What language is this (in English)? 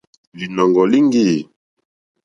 Mokpwe